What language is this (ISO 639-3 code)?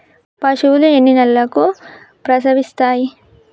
tel